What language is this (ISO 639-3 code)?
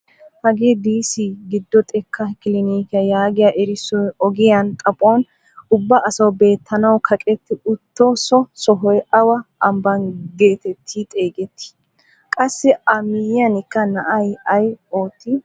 wal